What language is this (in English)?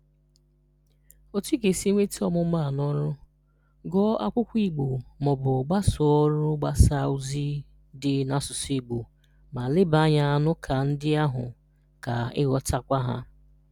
Igbo